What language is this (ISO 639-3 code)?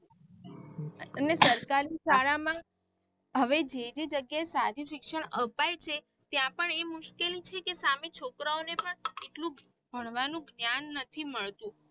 guj